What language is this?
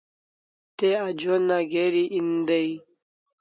Kalasha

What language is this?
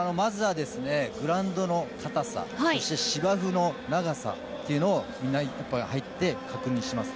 Japanese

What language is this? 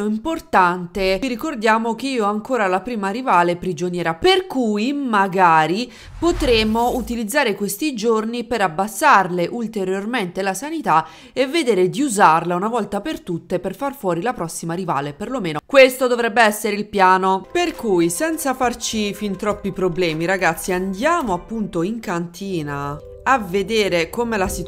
Italian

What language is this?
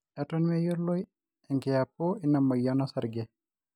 Masai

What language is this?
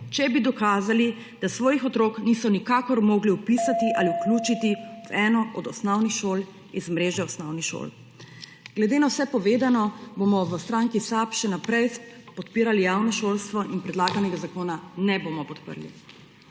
Slovenian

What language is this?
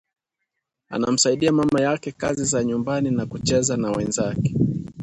Swahili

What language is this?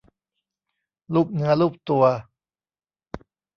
Thai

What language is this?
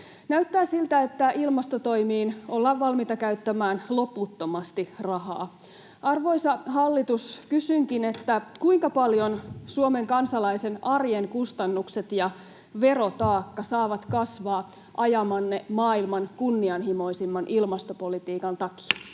Finnish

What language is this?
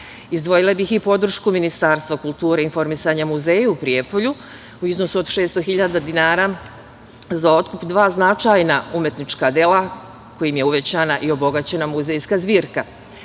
Serbian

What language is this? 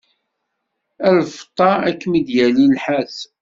Kabyle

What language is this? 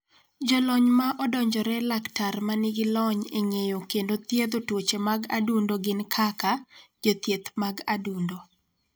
Luo (Kenya and Tanzania)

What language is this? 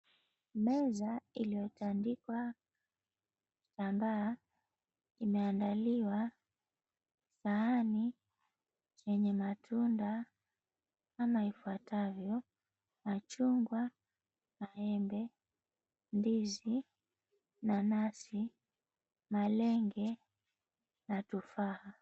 Swahili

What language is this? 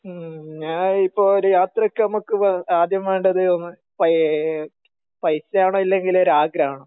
Malayalam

